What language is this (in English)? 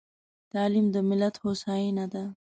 Pashto